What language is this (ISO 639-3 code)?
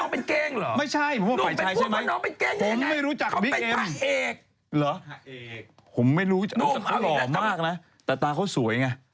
tha